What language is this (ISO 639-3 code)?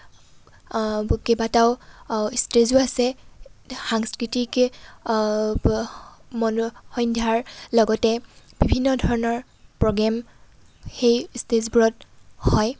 asm